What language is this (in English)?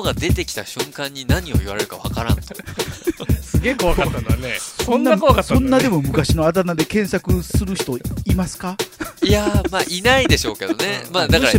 Japanese